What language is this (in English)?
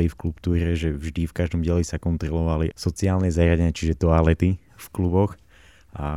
Slovak